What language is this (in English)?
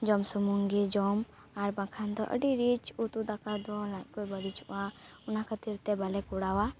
Santali